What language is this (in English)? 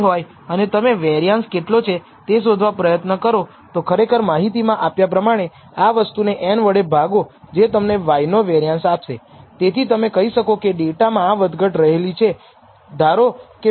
Gujarati